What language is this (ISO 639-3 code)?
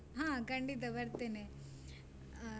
kan